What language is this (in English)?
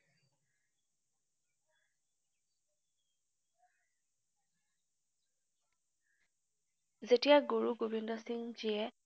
Assamese